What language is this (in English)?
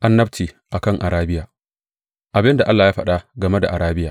Hausa